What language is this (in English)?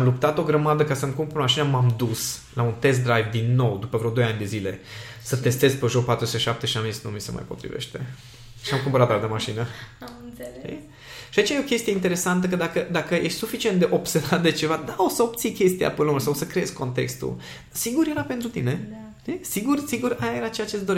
Romanian